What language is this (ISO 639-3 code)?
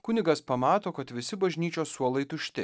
lit